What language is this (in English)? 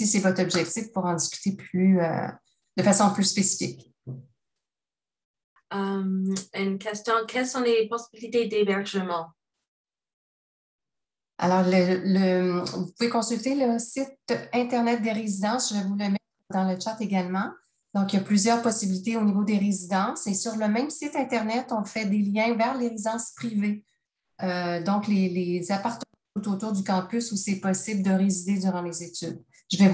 French